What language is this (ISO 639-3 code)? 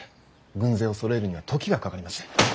jpn